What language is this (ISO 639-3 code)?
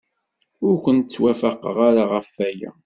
kab